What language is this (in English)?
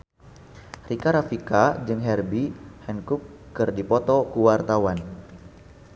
Sundanese